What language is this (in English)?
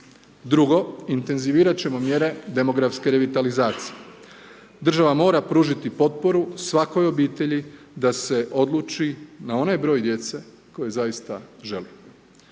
Croatian